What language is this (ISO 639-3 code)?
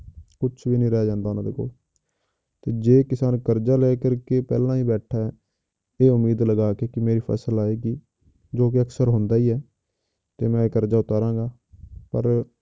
pan